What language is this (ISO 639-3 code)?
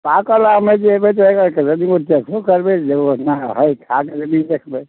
mai